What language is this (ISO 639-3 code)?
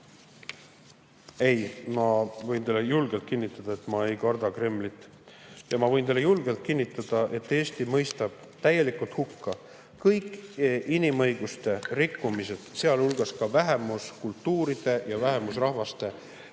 est